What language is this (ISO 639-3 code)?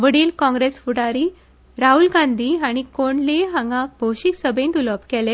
kok